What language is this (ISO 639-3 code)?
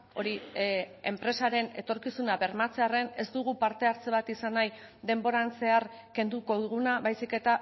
eus